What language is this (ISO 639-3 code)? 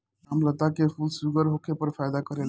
bho